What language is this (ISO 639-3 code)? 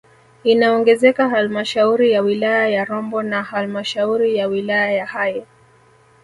swa